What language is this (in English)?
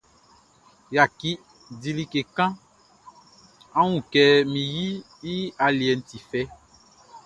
Baoulé